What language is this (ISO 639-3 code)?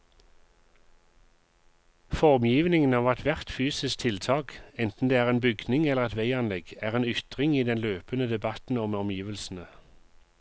nor